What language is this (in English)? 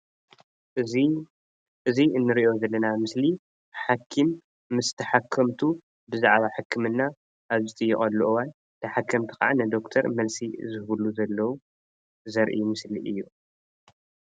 Tigrinya